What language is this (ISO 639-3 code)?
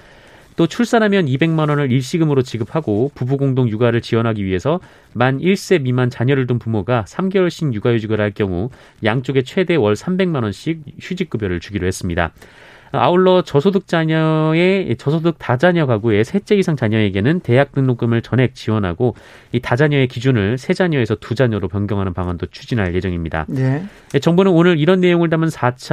kor